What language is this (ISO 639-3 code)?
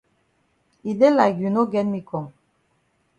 wes